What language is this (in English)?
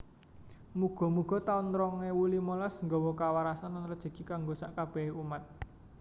Javanese